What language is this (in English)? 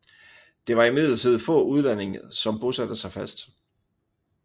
Danish